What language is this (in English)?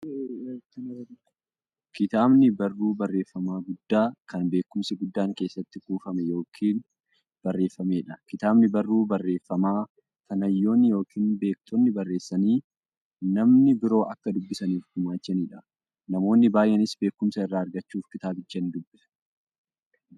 Oromo